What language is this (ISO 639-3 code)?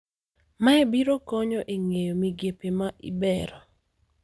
luo